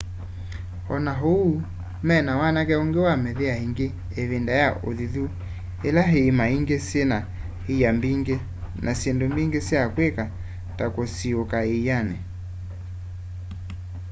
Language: Kamba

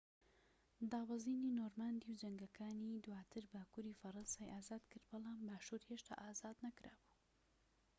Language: Central Kurdish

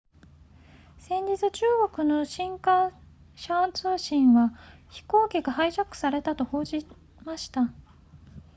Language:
Japanese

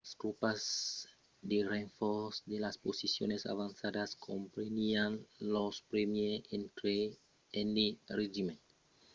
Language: Occitan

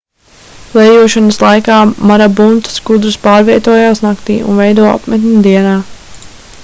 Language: Latvian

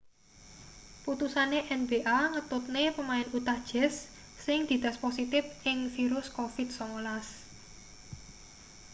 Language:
Javanese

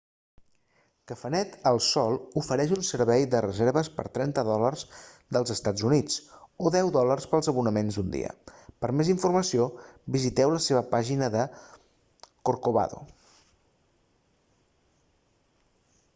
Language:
Catalan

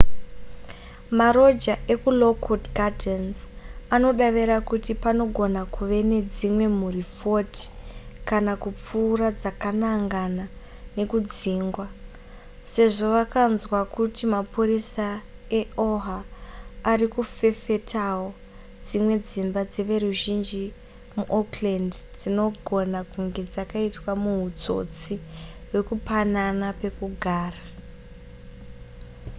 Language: Shona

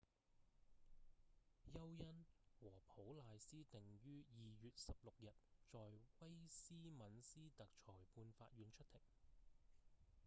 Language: Cantonese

